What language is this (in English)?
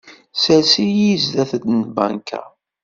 Kabyle